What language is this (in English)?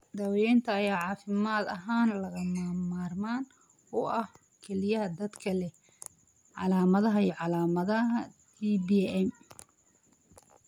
Somali